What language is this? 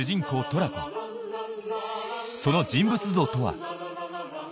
Japanese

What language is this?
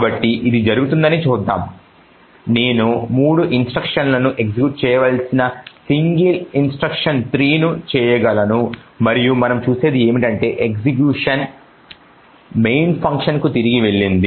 Telugu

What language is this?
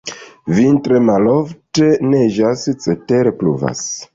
Esperanto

